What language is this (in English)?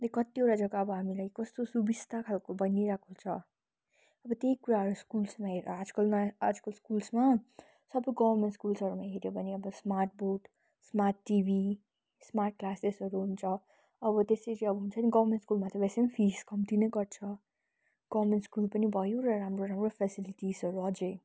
Nepali